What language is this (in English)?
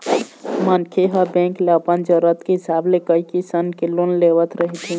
Chhattisgarhi